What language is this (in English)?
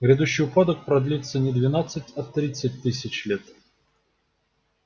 Russian